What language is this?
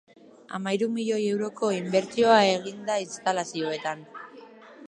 Basque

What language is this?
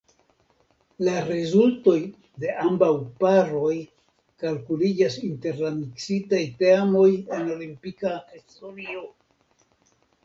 Esperanto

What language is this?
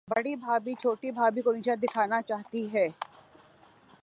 Urdu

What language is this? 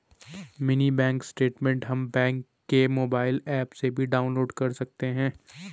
Hindi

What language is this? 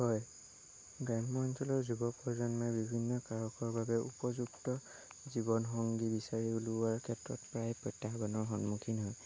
Assamese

